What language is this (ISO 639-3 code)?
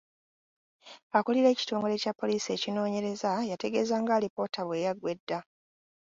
lug